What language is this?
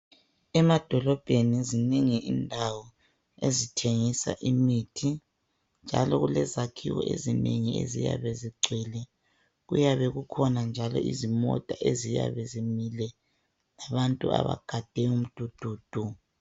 North Ndebele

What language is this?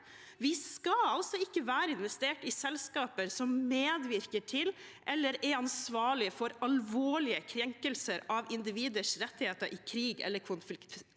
Norwegian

